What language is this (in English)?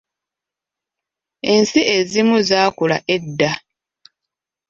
Ganda